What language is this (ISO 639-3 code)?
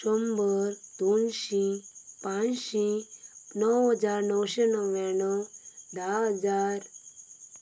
kok